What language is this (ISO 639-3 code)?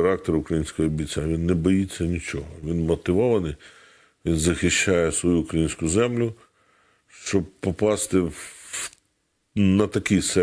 ukr